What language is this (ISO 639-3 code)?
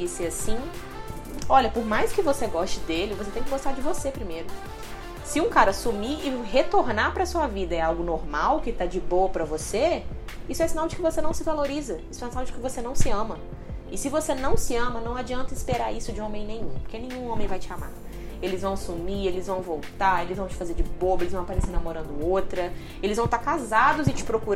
por